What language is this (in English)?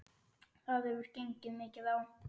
Icelandic